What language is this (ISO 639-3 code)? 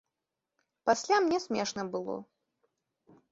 bel